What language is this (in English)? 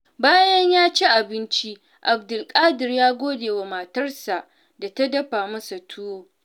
Hausa